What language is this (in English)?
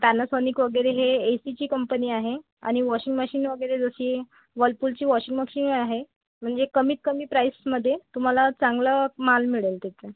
Marathi